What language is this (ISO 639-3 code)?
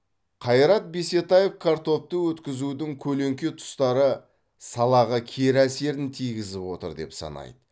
kaz